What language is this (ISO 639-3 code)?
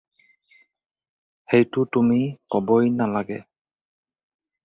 asm